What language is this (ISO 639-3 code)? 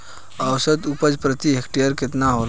bho